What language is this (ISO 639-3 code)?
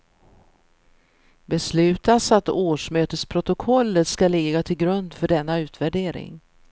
swe